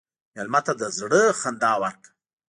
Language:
Pashto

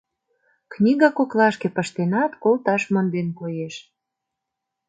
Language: Mari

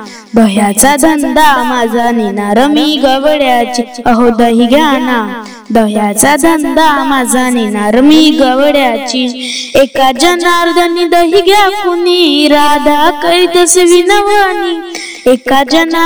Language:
Marathi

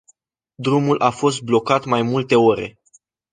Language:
Romanian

